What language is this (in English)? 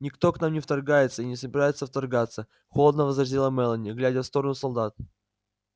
Russian